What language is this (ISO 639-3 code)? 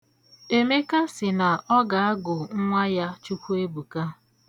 ibo